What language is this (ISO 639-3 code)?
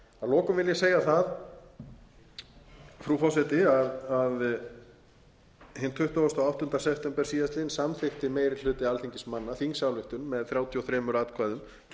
isl